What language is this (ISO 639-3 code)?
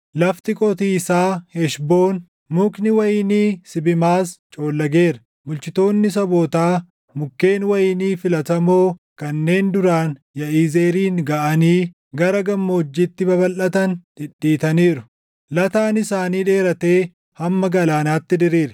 orm